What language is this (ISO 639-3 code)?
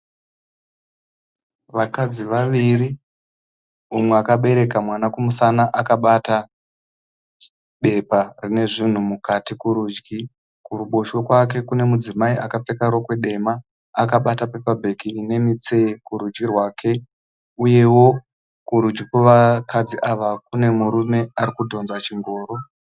sna